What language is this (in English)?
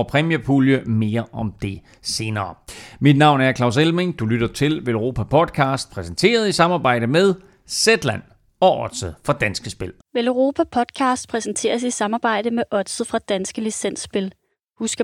Danish